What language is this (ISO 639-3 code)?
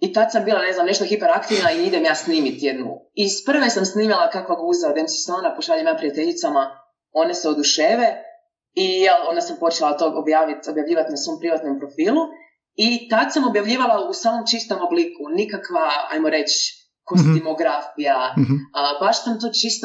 hrv